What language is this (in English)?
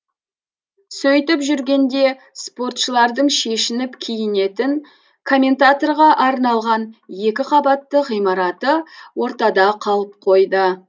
Kazakh